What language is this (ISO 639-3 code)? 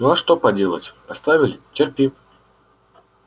rus